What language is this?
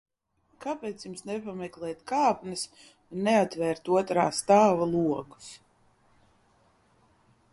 Latvian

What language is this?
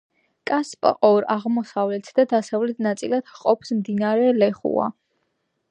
Georgian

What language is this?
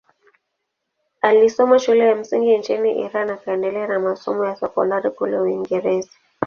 Swahili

